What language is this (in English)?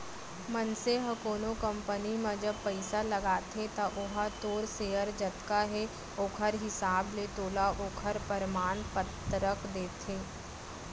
Chhattisgarhi